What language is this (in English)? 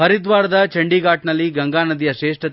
Kannada